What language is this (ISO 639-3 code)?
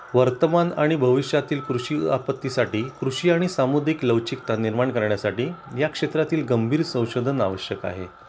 mar